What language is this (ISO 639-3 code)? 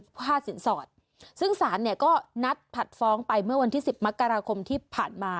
tha